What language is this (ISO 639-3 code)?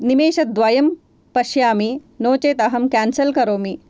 san